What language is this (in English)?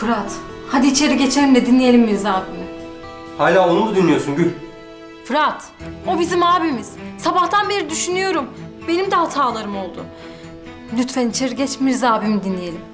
Turkish